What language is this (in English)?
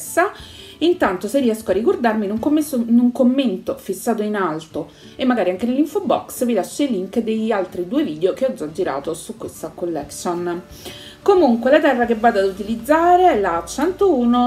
Italian